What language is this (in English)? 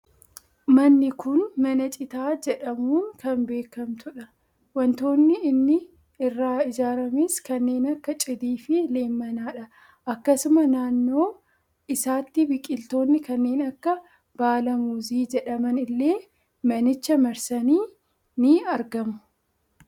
Oromo